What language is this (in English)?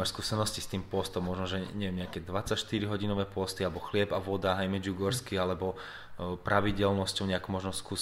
Slovak